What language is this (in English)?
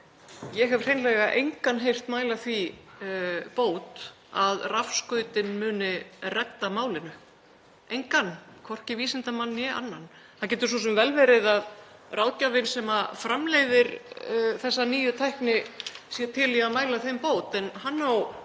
Icelandic